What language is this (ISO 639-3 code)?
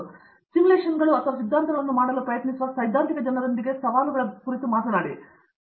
kan